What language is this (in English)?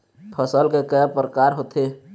Chhattisgarhi